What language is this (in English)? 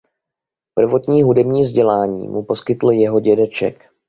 Czech